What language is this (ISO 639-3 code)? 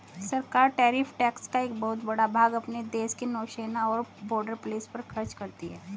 hin